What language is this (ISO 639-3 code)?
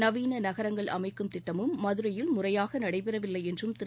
tam